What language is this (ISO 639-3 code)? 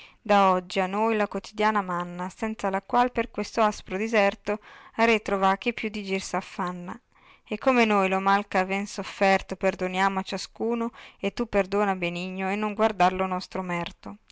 ita